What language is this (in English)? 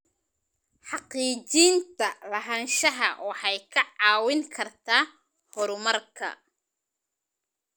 Somali